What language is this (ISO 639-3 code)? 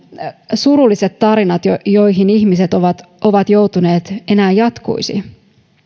fin